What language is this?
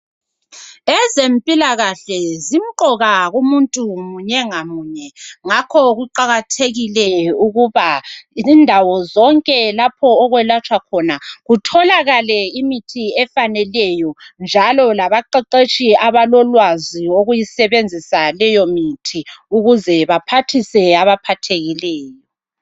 North Ndebele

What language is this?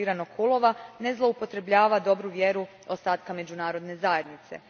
Croatian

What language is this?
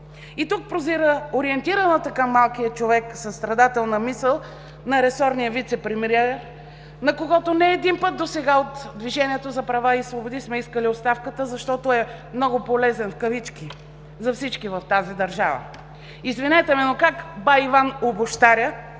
Bulgarian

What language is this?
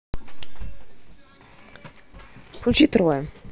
Russian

